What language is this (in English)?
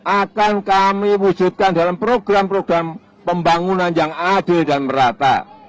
Indonesian